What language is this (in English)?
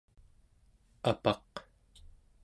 Central Yupik